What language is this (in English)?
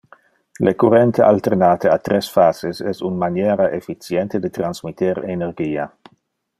Interlingua